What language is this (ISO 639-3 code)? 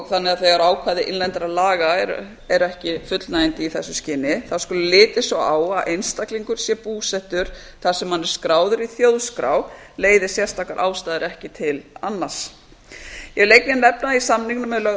isl